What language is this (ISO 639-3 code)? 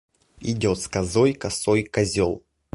rus